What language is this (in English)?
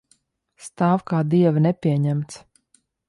Latvian